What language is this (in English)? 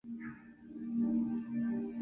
Chinese